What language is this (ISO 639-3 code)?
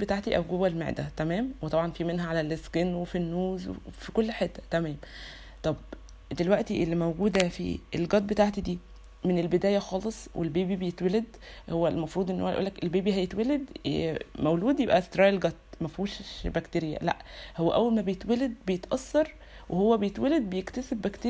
ara